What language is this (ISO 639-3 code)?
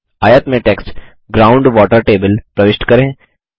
hin